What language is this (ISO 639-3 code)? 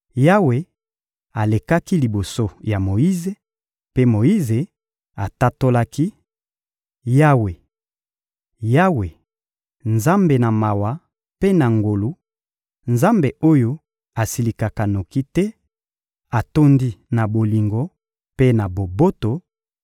lin